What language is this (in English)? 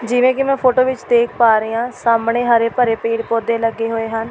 Punjabi